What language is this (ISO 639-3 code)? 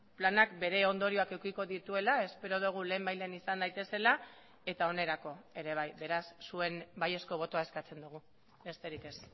eus